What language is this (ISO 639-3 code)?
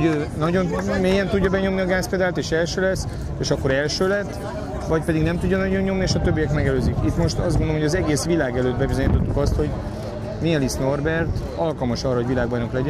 hun